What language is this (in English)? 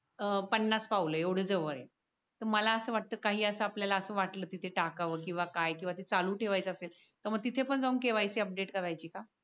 Marathi